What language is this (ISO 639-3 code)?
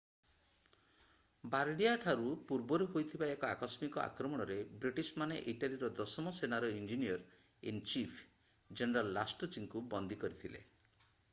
ori